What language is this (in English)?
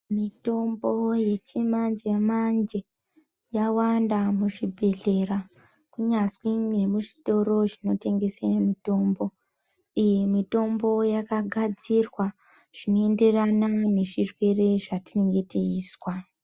Ndau